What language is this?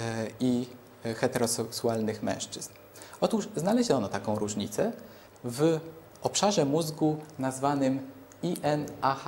Polish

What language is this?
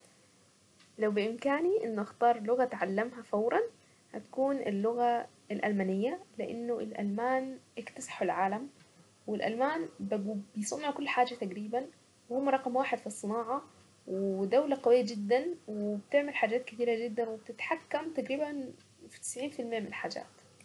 Saidi Arabic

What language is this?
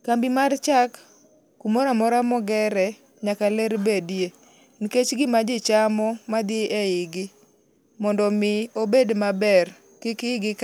Luo (Kenya and Tanzania)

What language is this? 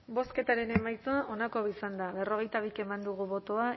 Basque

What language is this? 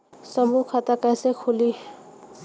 Bhojpuri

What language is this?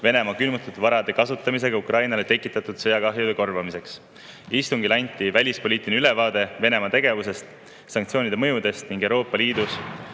Estonian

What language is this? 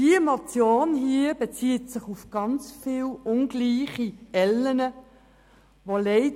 Swiss German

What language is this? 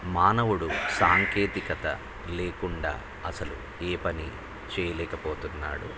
Telugu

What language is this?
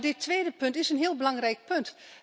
Dutch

